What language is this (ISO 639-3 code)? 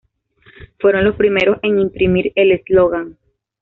spa